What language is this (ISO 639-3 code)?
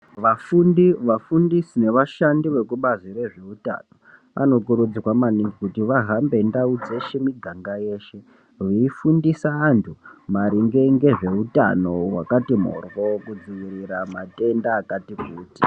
ndc